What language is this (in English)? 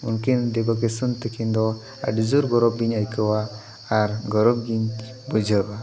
Santali